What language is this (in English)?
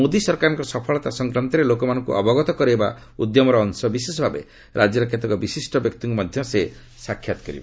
Odia